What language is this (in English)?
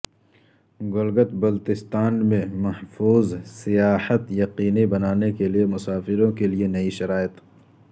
Urdu